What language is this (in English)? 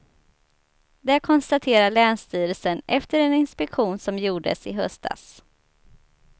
Swedish